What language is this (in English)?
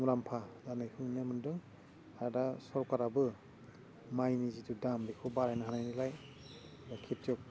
Bodo